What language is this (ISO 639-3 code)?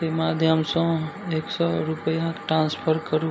mai